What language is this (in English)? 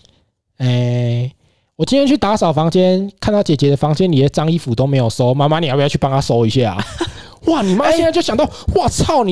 Chinese